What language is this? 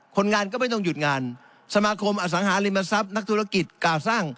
Thai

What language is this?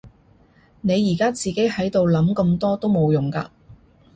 Cantonese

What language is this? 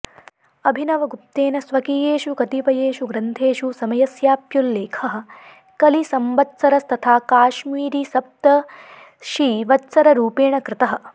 Sanskrit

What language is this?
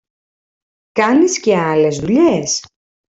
Greek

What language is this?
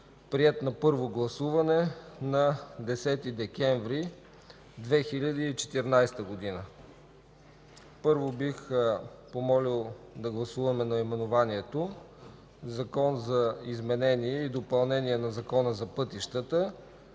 Bulgarian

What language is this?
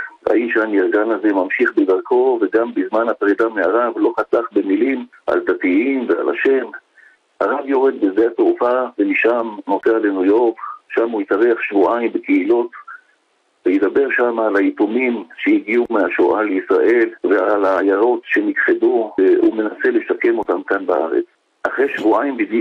Hebrew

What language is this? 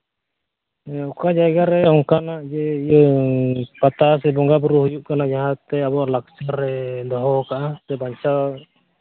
Santali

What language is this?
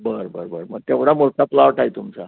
Marathi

